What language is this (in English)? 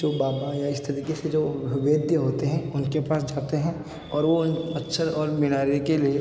Hindi